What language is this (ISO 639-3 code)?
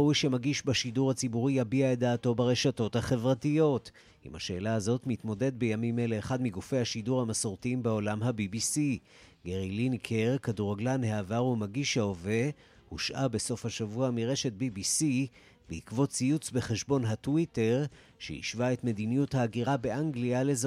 heb